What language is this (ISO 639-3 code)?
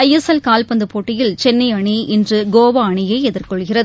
tam